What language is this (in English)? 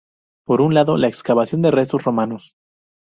Spanish